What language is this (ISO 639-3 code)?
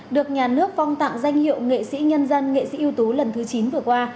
vie